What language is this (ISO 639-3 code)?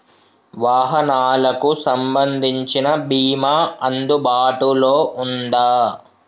tel